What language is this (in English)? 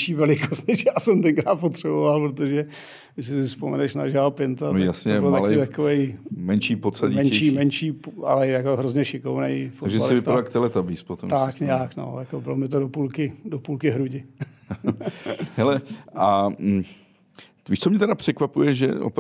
Czech